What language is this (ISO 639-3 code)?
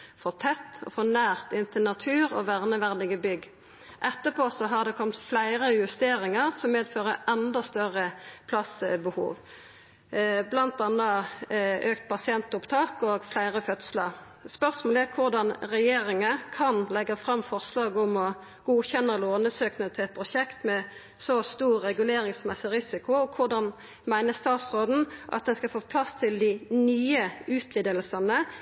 nno